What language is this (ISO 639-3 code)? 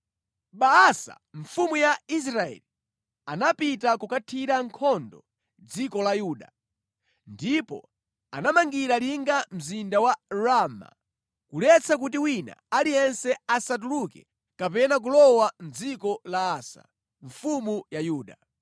nya